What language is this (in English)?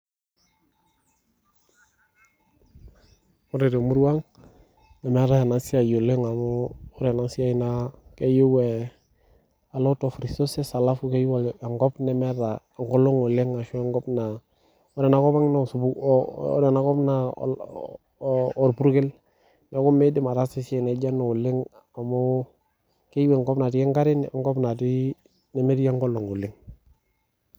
Masai